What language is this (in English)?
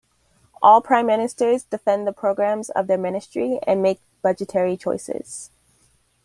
English